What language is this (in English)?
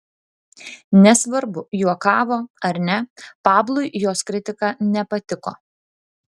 Lithuanian